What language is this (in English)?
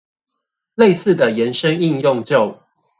Chinese